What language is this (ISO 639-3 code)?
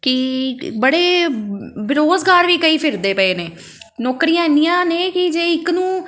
pan